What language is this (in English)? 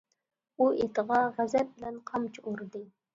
Uyghur